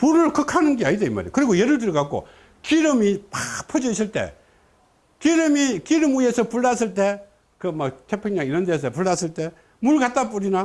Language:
Korean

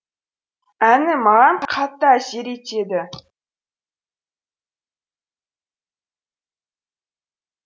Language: Kazakh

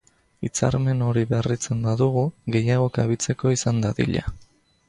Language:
Basque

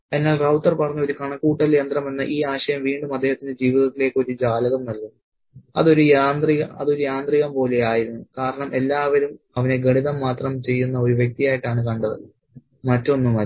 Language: Malayalam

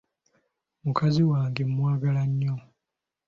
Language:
Ganda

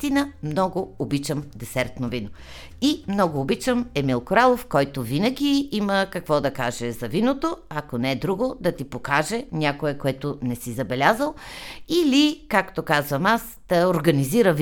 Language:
Bulgarian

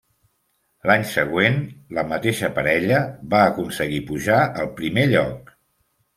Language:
Catalan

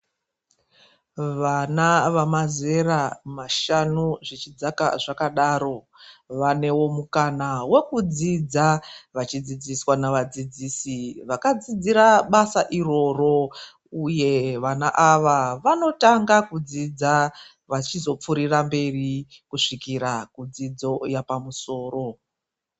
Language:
Ndau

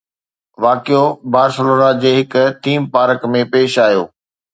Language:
Sindhi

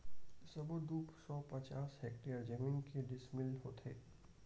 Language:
Chhattisgarhi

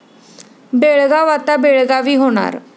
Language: Marathi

